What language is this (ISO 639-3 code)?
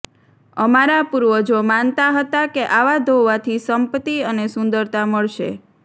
guj